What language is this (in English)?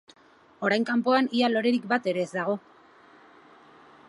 Basque